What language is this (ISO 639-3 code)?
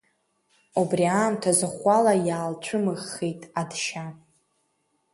abk